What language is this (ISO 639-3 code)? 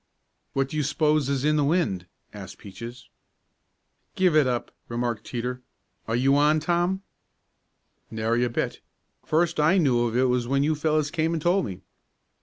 eng